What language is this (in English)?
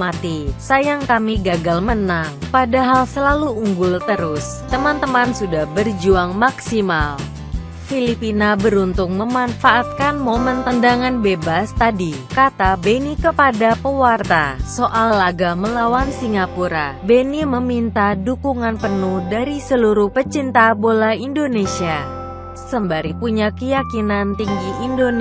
Indonesian